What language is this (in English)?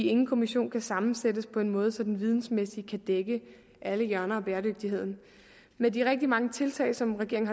Danish